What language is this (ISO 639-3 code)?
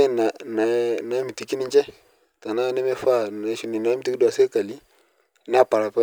mas